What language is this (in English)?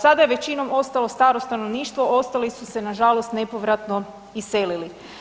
Croatian